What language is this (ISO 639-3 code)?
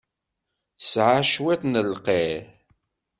kab